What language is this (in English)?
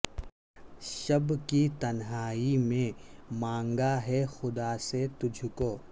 Urdu